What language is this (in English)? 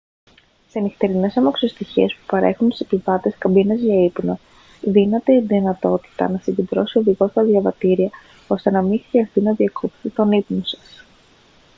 Greek